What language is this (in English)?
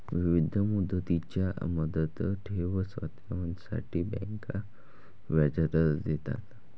Marathi